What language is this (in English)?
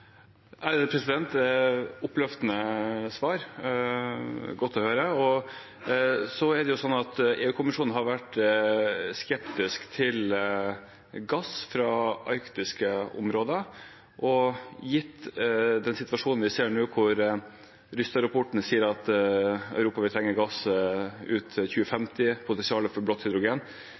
Norwegian Bokmål